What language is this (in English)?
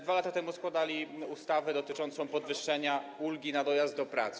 Polish